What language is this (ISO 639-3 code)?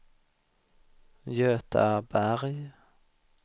swe